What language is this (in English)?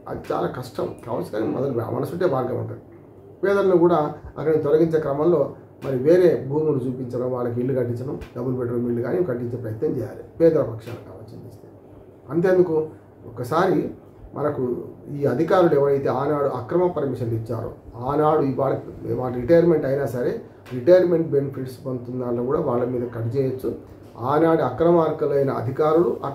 Telugu